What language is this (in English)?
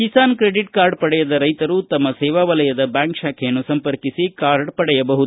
Kannada